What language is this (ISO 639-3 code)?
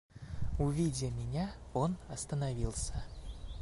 rus